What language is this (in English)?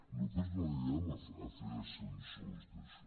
Catalan